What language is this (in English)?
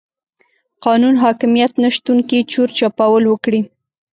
Pashto